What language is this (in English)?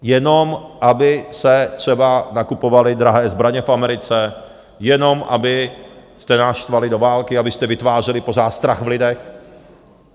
Czech